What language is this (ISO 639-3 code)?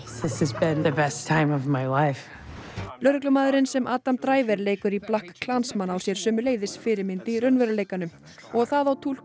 isl